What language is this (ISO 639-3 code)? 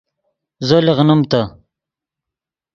ydg